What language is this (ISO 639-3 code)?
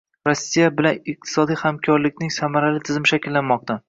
uzb